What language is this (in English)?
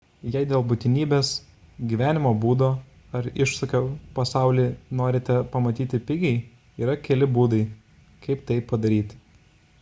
Lithuanian